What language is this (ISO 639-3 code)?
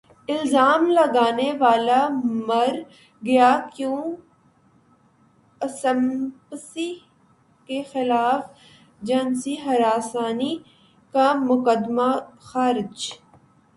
urd